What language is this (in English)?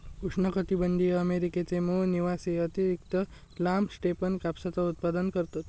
Marathi